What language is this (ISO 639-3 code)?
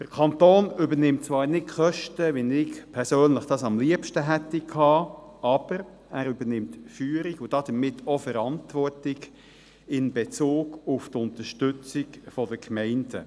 gsw